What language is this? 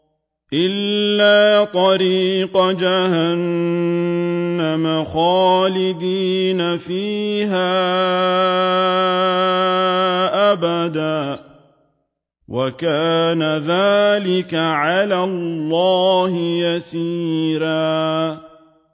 Arabic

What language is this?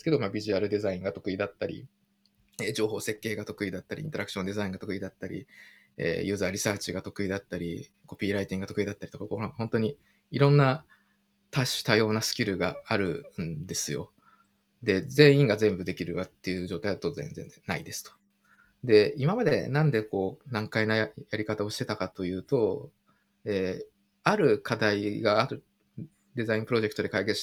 Japanese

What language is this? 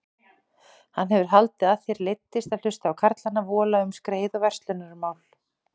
Icelandic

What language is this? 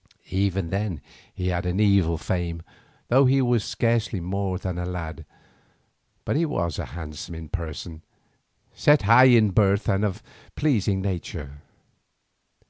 English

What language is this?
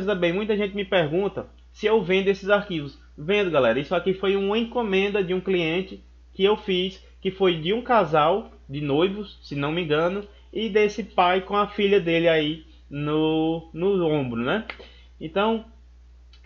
Portuguese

